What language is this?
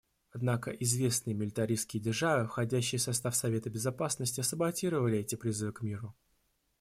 Russian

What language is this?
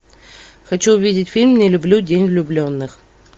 Russian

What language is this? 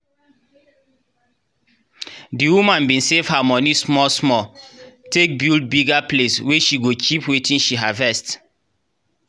Nigerian Pidgin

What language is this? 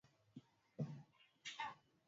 Swahili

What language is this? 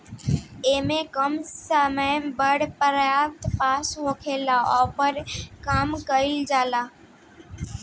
Bhojpuri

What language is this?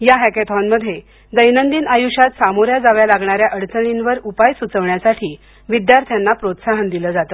Marathi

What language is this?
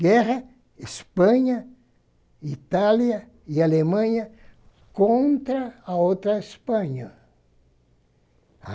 Portuguese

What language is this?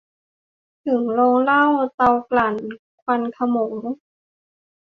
Thai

